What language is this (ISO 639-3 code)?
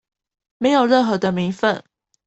zho